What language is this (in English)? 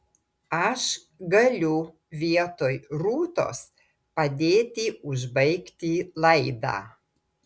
Lithuanian